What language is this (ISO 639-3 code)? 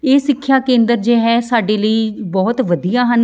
pan